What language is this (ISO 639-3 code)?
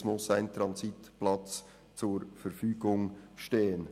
gsw